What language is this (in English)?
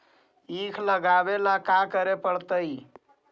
Magahi